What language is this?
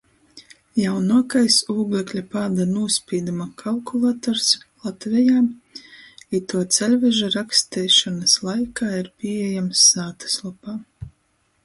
Latgalian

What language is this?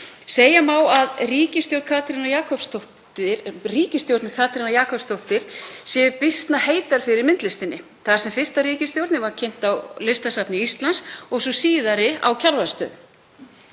Icelandic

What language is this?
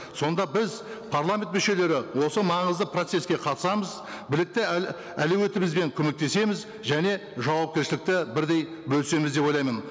Kazakh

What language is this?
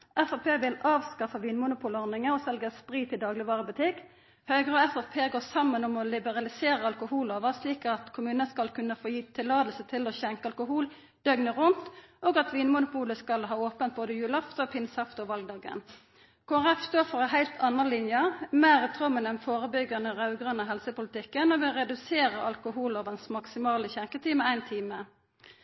Norwegian Nynorsk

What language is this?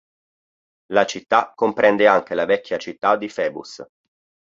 Italian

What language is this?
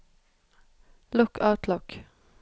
Norwegian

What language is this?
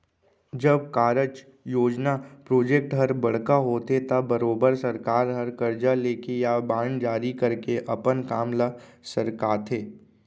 Chhattisgarhi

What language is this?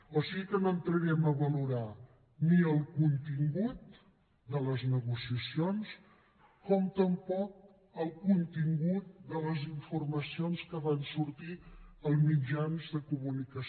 Catalan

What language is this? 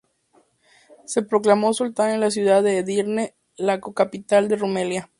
Spanish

